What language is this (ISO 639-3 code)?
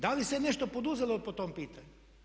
hrv